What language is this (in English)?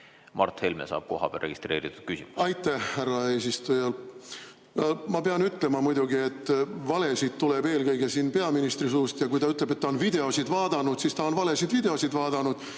Estonian